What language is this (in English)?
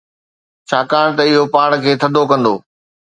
Sindhi